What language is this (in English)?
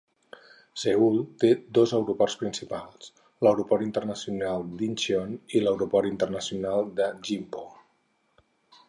Catalan